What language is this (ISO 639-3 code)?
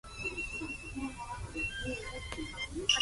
jpn